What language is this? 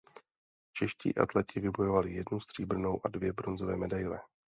Czech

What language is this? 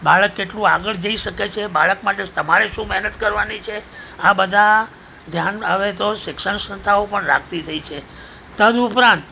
Gujarati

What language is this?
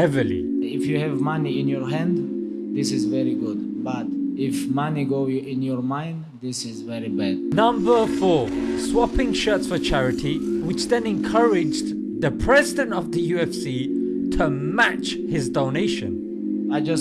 English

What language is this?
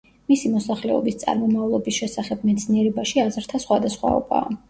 Georgian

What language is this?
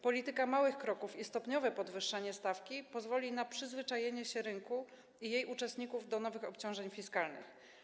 Polish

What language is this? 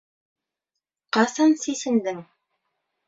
Bashkir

